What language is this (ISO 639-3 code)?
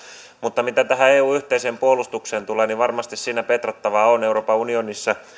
fin